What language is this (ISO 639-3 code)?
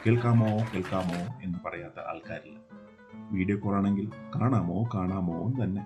mal